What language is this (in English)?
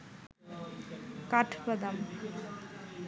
Bangla